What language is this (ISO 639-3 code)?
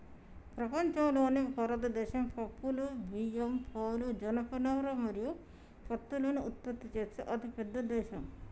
tel